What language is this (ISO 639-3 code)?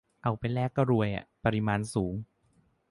tha